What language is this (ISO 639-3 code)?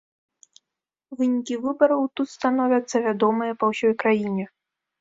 bel